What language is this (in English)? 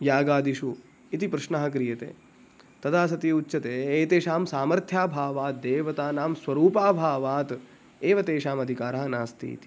Sanskrit